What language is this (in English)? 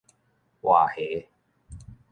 Min Nan Chinese